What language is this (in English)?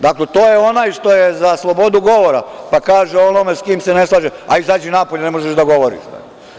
Serbian